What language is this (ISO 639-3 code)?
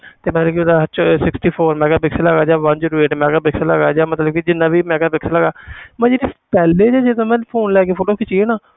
pan